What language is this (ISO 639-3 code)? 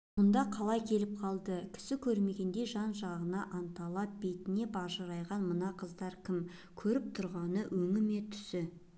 kaz